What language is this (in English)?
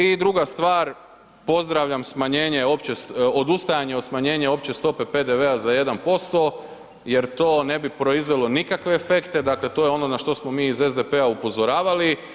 Croatian